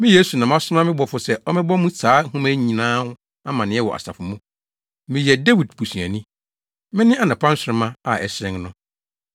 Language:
Akan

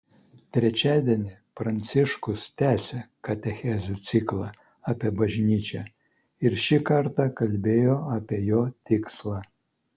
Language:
Lithuanian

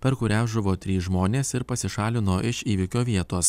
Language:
Lithuanian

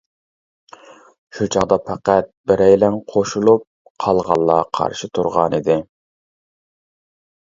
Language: Uyghur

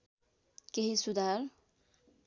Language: Nepali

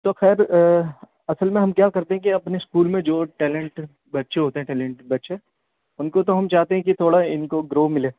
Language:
Urdu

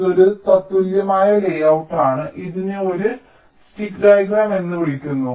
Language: Malayalam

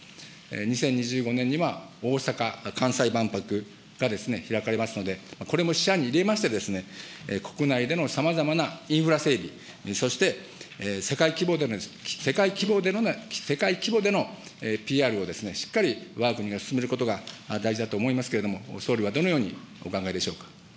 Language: Japanese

